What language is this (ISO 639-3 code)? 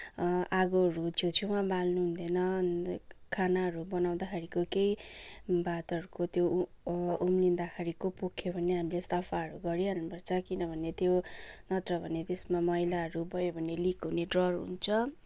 nep